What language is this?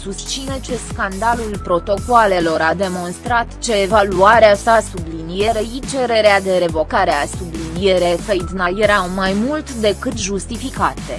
Romanian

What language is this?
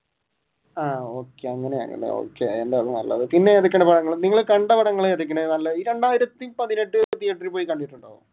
Malayalam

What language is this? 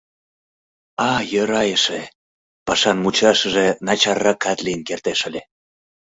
Mari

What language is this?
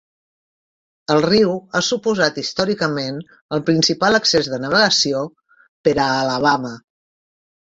Catalan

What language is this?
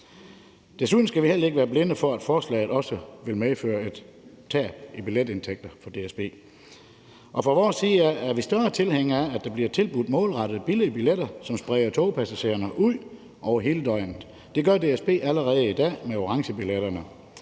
Danish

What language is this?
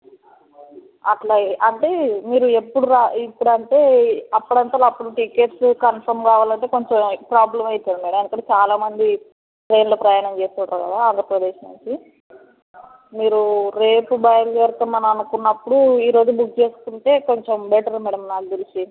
Telugu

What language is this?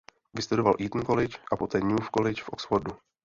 Czech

